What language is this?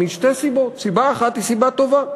Hebrew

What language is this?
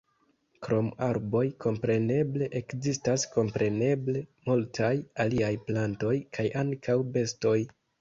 Esperanto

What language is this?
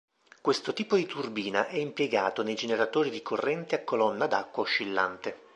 Italian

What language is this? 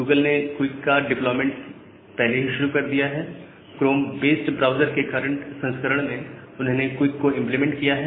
Hindi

